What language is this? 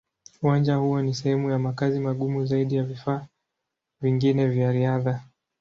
Swahili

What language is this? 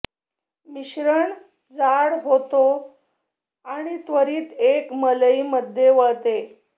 Marathi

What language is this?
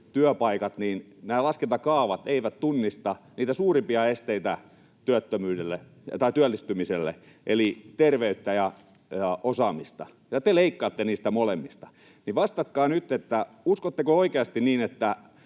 Finnish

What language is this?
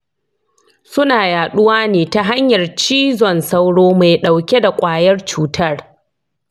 Hausa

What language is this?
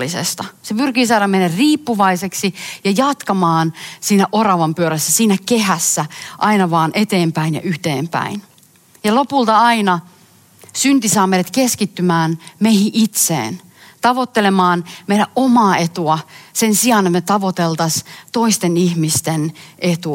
Finnish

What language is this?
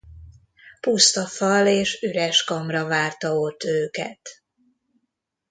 Hungarian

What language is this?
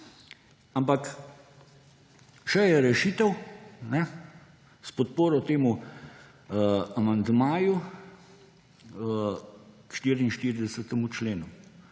Slovenian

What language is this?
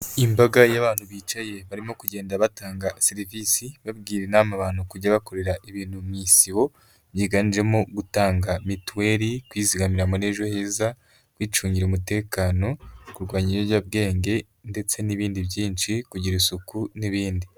Kinyarwanda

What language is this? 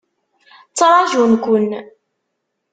Kabyle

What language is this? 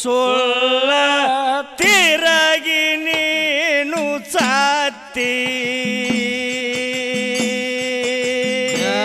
Marathi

